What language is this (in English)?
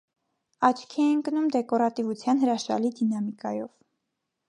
Armenian